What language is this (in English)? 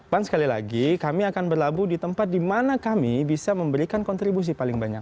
Indonesian